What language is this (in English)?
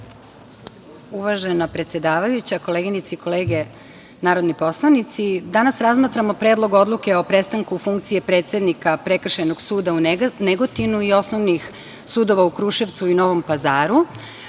Serbian